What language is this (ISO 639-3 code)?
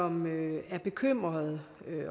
dan